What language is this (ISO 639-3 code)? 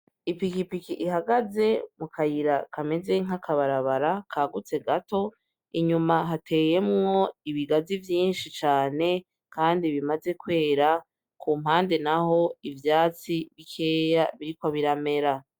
run